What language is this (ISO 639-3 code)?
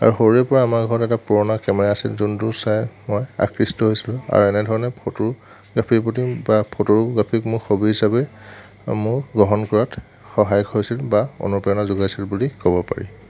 asm